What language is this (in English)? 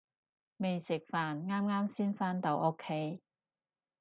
Cantonese